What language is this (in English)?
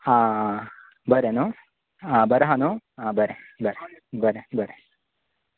Konkani